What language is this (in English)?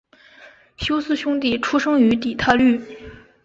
Chinese